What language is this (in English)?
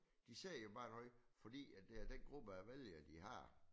Danish